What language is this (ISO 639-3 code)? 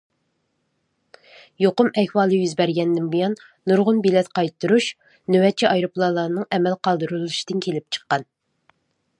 uig